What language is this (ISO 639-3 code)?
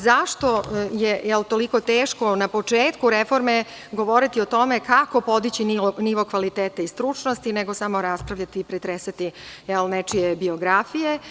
srp